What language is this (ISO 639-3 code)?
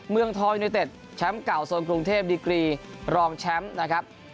tha